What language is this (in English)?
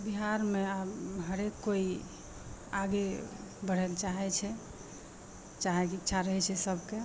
Maithili